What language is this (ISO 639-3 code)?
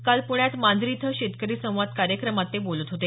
mar